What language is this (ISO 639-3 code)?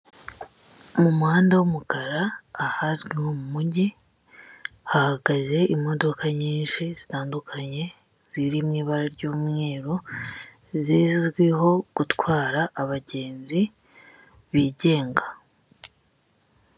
kin